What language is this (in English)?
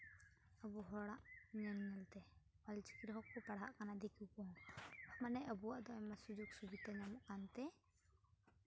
Santali